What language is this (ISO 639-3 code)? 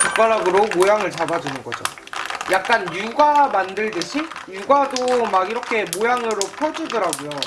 kor